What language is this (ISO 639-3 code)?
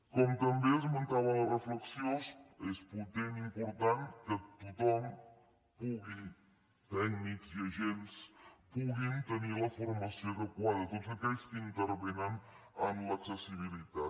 cat